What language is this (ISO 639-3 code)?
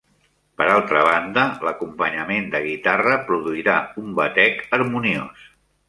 cat